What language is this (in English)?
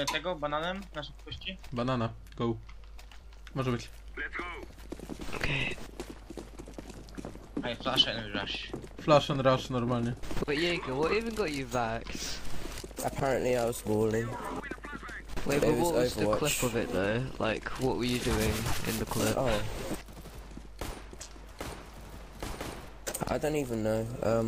Polish